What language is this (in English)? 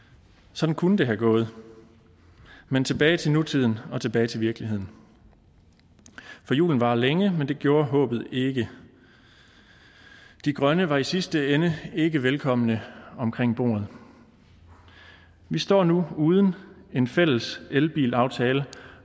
Danish